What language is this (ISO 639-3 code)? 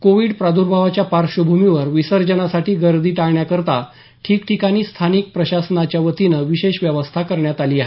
mar